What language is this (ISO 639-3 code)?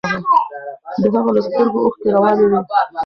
pus